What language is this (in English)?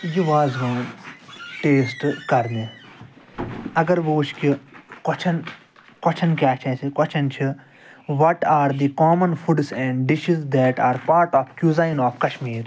Kashmiri